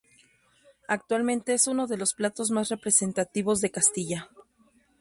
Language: Spanish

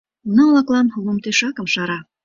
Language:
Mari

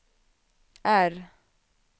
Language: Swedish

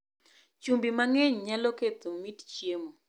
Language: Luo (Kenya and Tanzania)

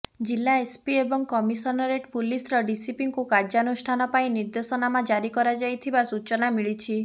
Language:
Odia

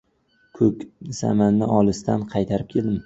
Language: Uzbek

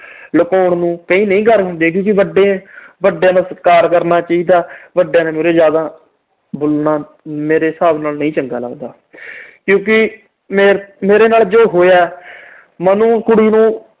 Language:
Punjabi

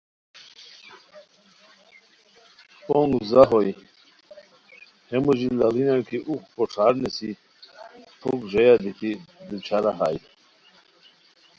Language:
Khowar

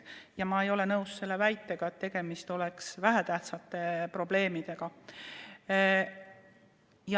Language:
Estonian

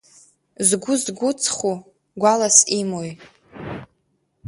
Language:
Abkhazian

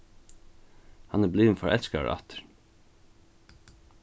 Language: Faroese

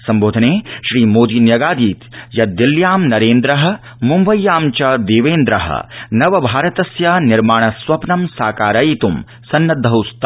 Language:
Sanskrit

